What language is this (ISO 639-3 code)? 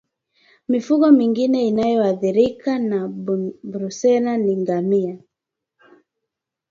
swa